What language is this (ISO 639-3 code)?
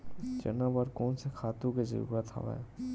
hne